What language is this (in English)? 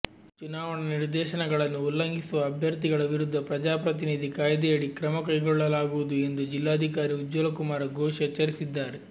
Kannada